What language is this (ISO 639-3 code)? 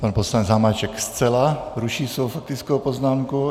ces